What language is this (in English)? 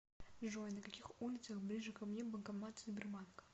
Russian